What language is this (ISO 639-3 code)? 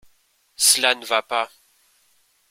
fra